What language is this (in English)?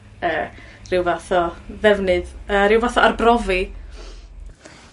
Welsh